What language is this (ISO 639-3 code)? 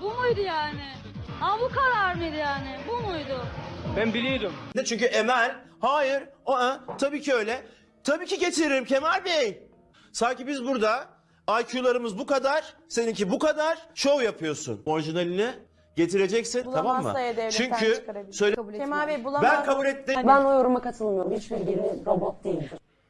tur